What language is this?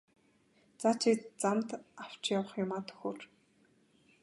Mongolian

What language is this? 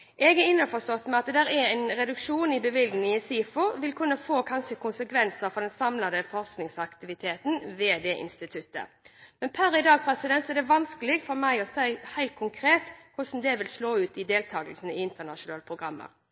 Norwegian Bokmål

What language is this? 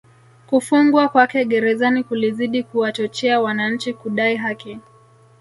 Swahili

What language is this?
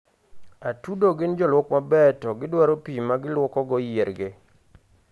Luo (Kenya and Tanzania)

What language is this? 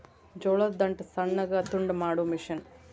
Kannada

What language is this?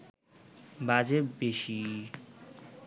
Bangla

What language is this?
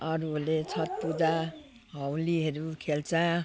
Nepali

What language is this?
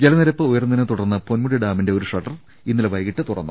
Malayalam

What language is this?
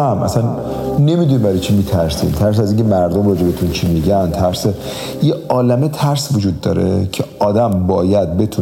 Persian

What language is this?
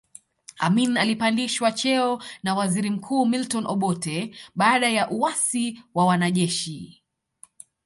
Swahili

